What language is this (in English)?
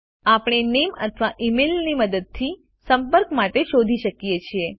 Gujarati